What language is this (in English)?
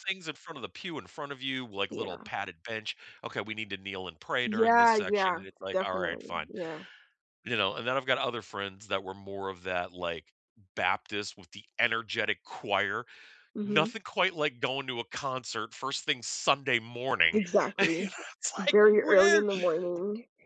English